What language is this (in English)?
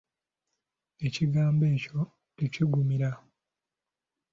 Ganda